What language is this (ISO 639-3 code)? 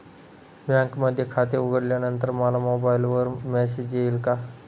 mar